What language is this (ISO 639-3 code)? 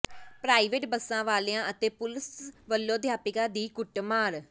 pan